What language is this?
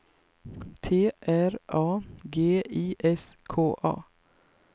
Swedish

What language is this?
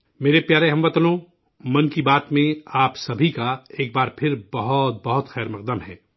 Urdu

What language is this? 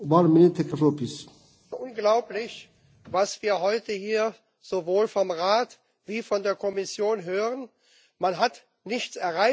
German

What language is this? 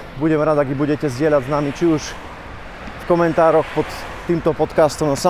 Slovak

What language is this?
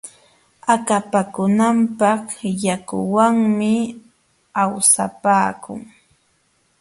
Jauja Wanca Quechua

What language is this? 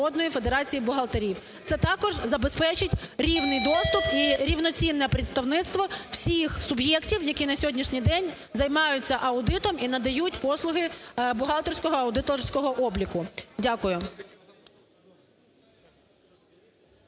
Ukrainian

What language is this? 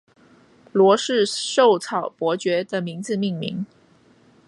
Chinese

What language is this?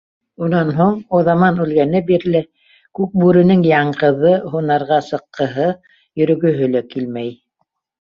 Bashkir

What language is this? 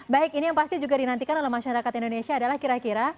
Indonesian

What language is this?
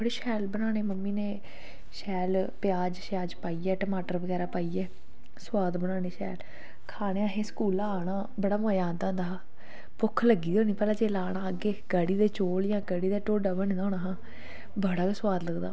Dogri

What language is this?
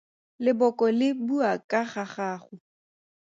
Tswana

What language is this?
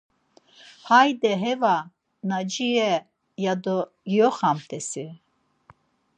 Laz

